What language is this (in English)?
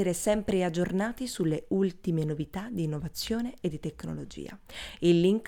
Italian